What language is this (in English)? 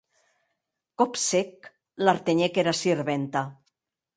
Occitan